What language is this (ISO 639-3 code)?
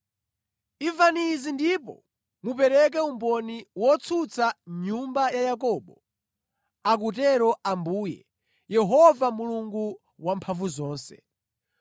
nya